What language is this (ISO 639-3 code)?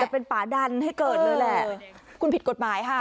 tha